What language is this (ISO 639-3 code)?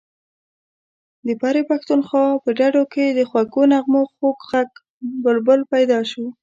pus